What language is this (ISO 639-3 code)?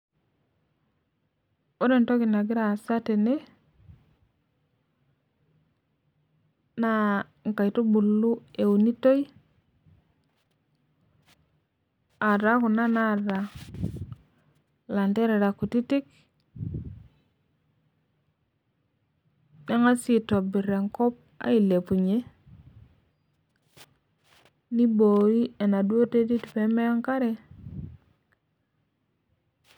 mas